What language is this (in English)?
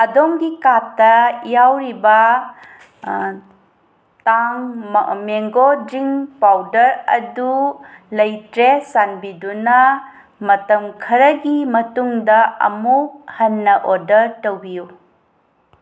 Manipuri